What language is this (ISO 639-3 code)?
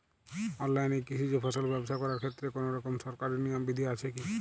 ben